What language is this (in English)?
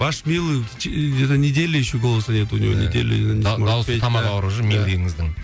Kazakh